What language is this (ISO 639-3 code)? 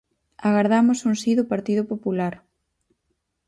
glg